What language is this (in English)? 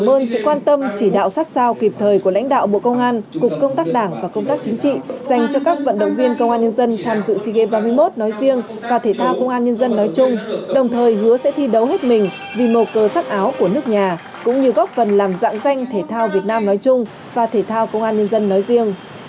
Vietnamese